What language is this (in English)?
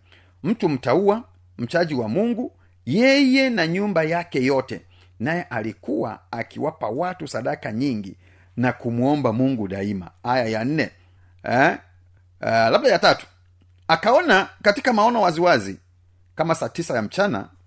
Swahili